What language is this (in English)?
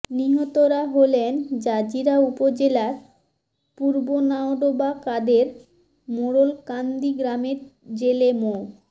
Bangla